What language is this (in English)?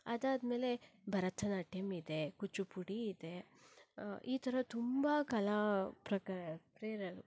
Kannada